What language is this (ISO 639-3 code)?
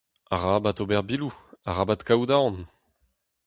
bre